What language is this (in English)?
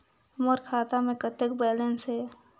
Chhattisgarhi